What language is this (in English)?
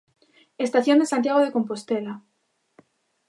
Galician